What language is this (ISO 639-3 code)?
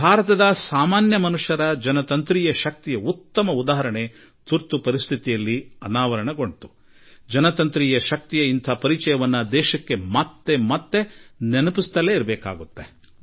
kan